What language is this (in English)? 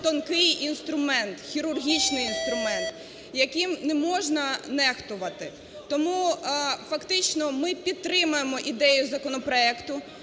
Ukrainian